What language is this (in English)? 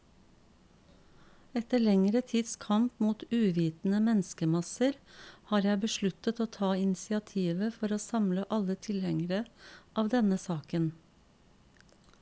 Norwegian